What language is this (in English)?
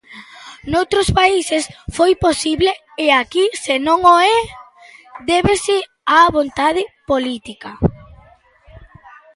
Galician